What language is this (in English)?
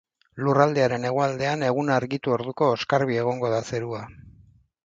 Basque